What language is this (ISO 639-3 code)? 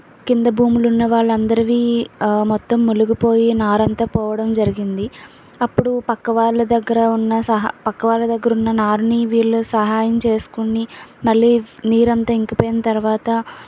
tel